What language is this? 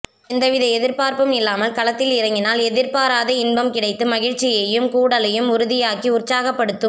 Tamil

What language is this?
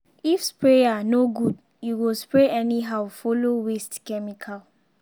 Nigerian Pidgin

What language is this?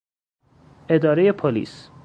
Persian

